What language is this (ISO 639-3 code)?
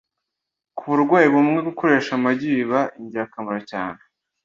kin